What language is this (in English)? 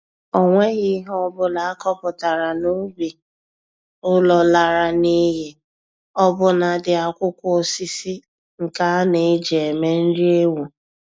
Igbo